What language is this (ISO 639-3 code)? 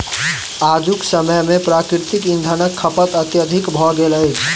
mai